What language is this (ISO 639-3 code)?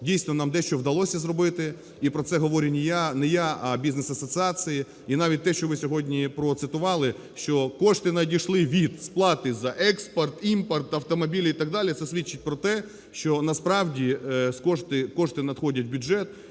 ukr